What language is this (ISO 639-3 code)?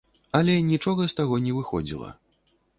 bel